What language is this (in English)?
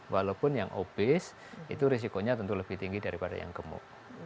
Indonesian